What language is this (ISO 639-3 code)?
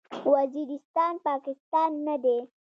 pus